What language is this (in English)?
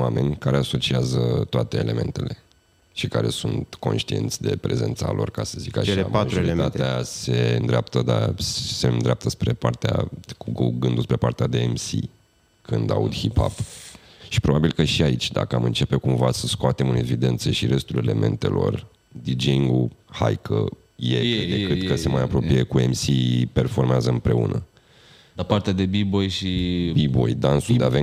Romanian